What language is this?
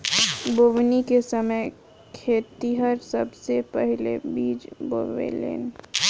Bhojpuri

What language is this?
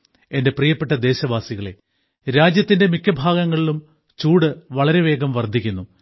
Malayalam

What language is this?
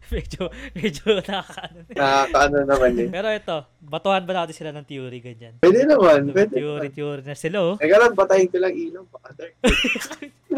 Filipino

